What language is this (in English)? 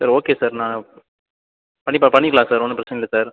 Tamil